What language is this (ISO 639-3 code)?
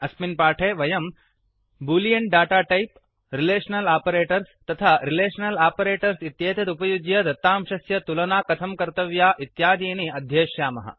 san